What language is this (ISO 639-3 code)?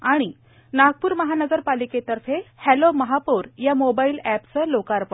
mar